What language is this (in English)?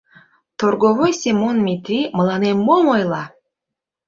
Mari